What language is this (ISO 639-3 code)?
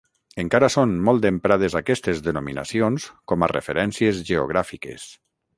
cat